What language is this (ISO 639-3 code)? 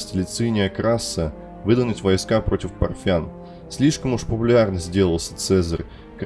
rus